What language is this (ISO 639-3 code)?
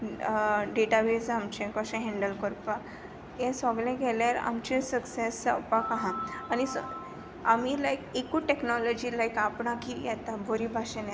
kok